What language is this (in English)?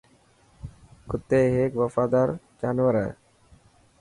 Dhatki